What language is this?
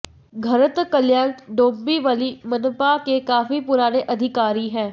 Hindi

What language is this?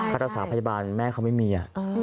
Thai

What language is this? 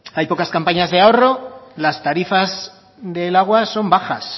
Spanish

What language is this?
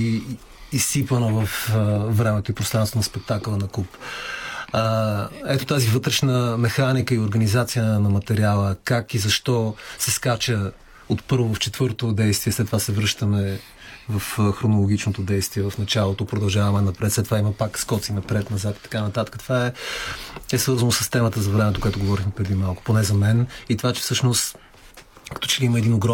Bulgarian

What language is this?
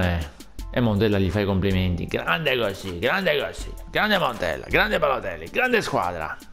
Italian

